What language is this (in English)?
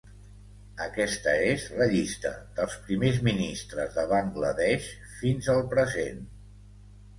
Catalan